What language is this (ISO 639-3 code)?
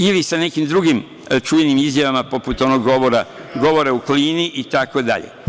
srp